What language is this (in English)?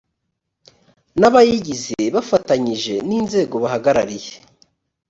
Kinyarwanda